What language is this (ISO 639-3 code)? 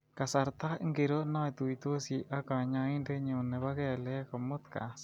kln